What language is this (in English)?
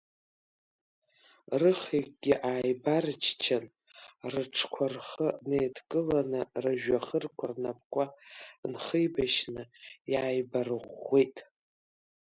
Abkhazian